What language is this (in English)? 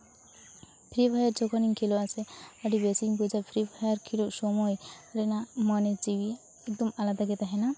Santali